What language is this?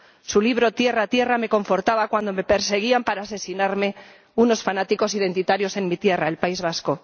Spanish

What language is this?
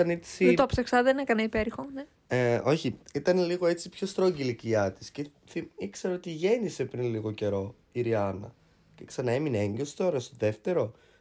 Greek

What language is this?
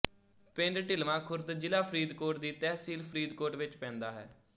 Punjabi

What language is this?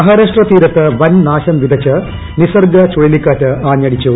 Malayalam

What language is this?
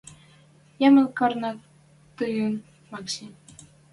Western Mari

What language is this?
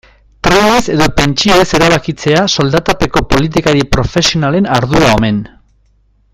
Basque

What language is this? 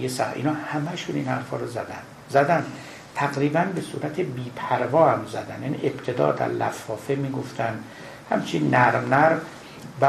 Persian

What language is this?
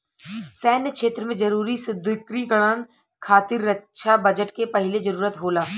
Bhojpuri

